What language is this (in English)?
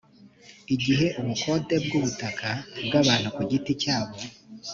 Kinyarwanda